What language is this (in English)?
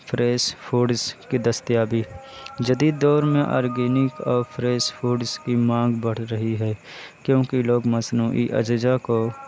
Urdu